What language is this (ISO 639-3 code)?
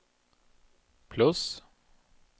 swe